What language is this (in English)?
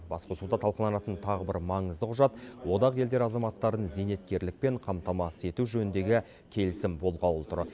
Kazakh